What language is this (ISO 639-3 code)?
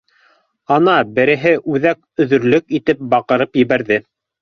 bak